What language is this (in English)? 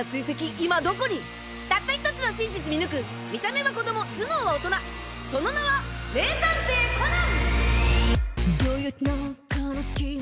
Japanese